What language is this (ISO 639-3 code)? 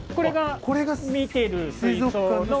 jpn